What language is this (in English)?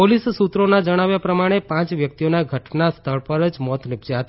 Gujarati